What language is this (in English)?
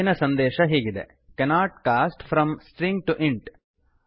Kannada